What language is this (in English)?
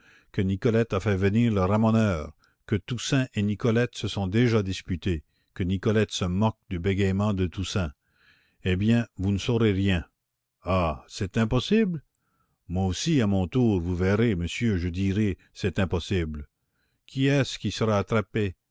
French